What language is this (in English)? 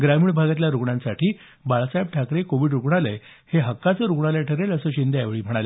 Marathi